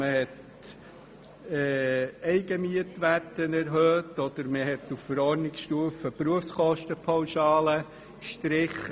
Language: Swiss German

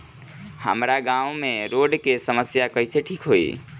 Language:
Bhojpuri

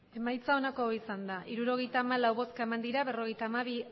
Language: Basque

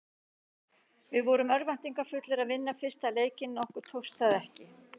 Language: Icelandic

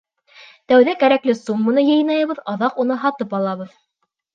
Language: Bashkir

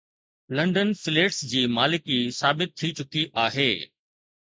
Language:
Sindhi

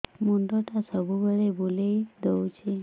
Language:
Odia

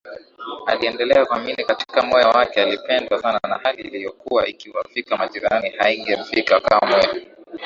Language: Swahili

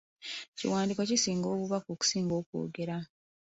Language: Ganda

